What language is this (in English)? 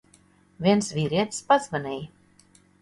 Latvian